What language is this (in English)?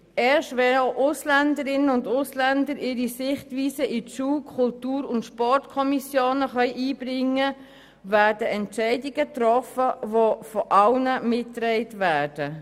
Swiss German